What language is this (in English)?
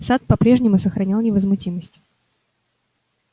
Russian